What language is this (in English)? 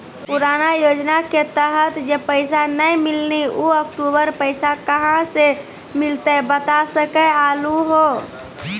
Maithili